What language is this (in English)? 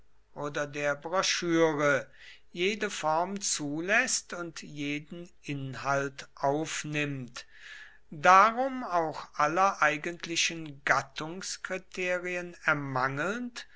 German